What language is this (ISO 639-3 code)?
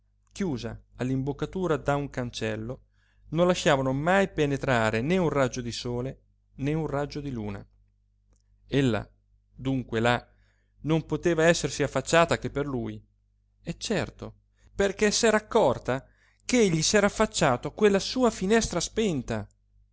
ita